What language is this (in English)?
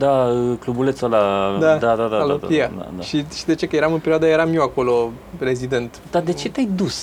Romanian